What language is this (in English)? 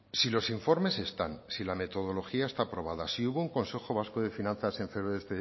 Spanish